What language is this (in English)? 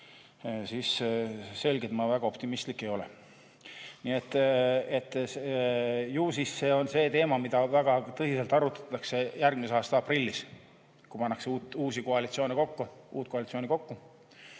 Estonian